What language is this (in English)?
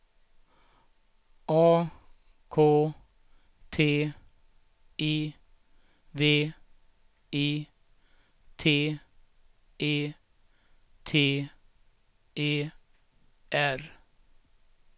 Swedish